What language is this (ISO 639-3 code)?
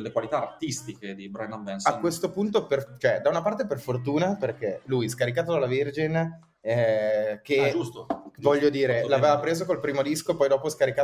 ita